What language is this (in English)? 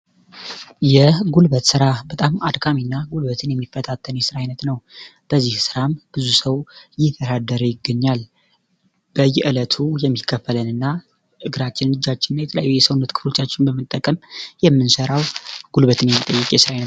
Amharic